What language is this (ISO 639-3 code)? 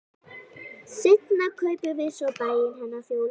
isl